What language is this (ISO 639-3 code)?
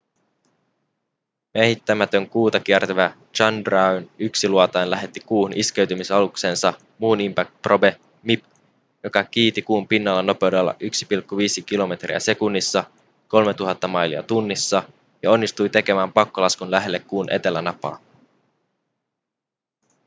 fin